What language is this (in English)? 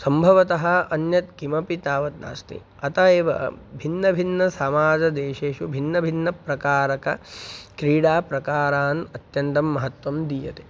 Sanskrit